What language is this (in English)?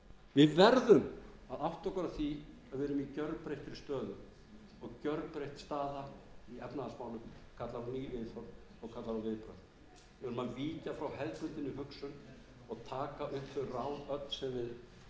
Icelandic